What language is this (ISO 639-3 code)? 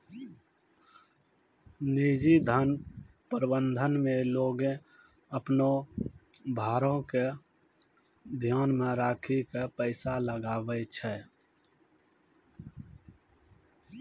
mai